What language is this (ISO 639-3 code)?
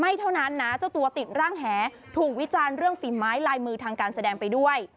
tha